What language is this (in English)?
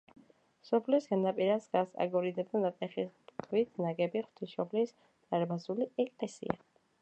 Georgian